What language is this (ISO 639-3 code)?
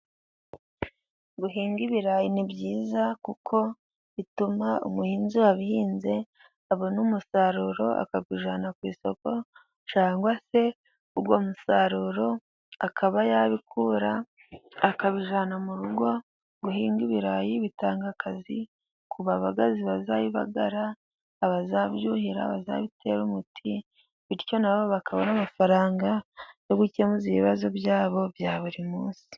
kin